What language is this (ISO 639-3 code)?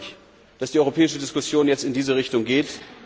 deu